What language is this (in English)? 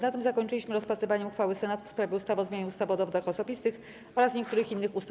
Polish